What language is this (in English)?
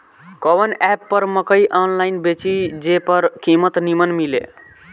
Bhojpuri